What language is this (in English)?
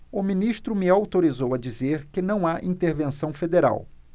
Portuguese